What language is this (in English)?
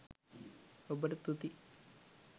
Sinhala